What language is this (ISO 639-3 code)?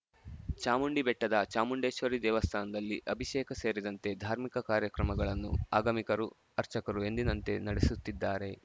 kan